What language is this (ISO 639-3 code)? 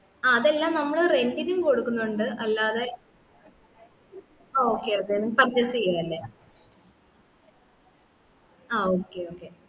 mal